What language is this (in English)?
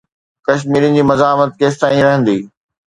Sindhi